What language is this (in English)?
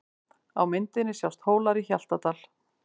Icelandic